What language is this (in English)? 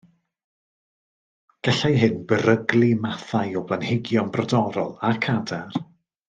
Welsh